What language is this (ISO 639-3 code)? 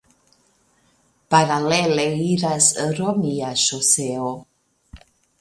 epo